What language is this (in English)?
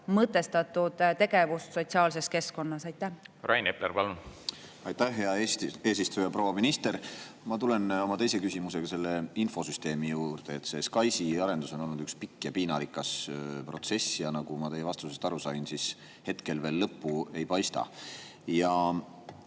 Estonian